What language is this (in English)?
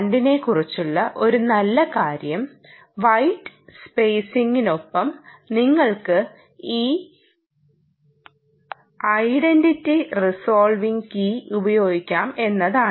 Malayalam